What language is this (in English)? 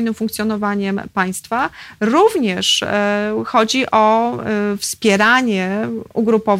Polish